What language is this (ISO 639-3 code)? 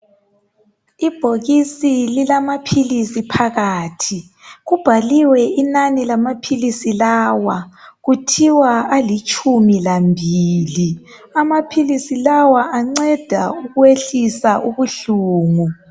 nde